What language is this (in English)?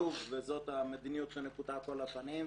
Hebrew